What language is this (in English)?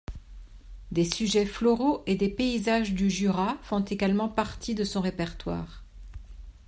French